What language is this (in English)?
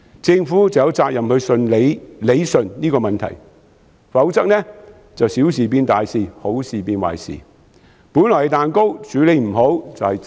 Cantonese